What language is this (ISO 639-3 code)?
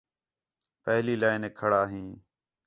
xhe